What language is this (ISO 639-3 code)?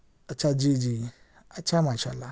urd